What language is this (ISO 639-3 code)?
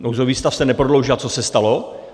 ces